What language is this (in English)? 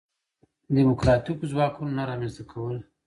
Pashto